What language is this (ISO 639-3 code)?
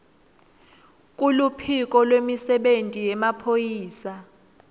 ssw